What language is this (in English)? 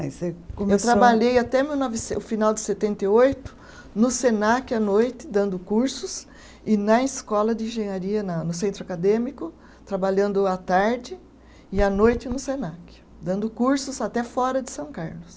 Portuguese